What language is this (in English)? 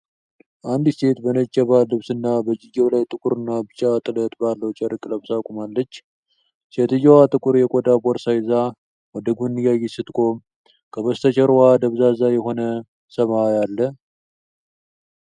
Amharic